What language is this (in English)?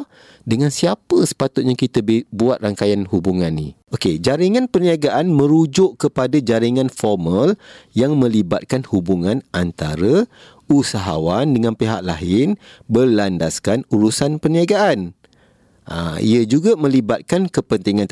Malay